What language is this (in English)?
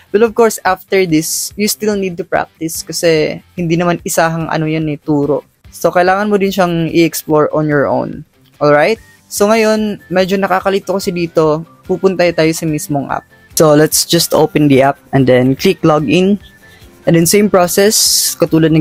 Filipino